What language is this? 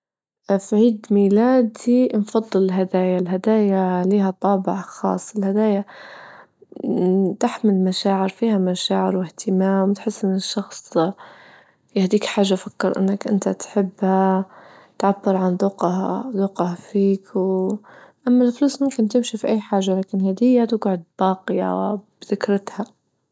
Libyan Arabic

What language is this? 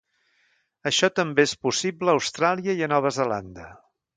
Catalan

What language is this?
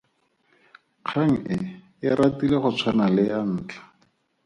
Tswana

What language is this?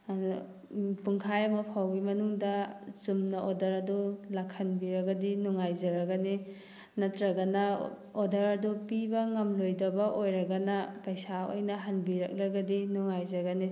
Manipuri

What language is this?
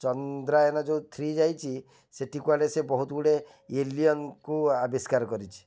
Odia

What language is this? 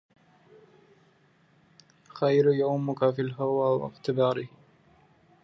Arabic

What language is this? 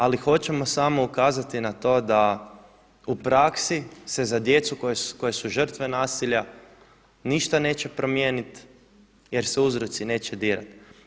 Croatian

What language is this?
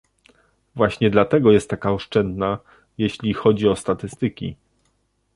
Polish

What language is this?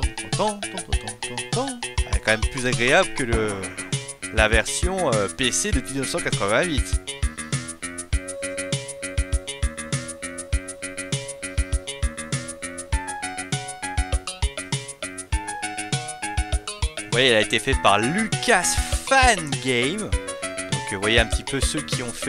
French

